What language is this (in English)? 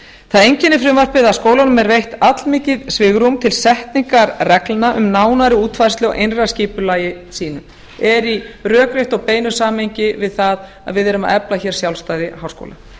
Icelandic